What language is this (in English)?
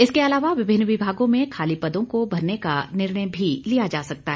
Hindi